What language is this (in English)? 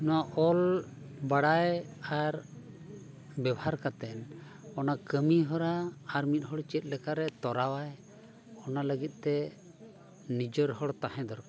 Santali